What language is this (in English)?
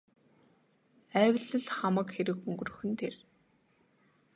Mongolian